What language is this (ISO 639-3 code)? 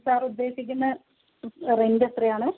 mal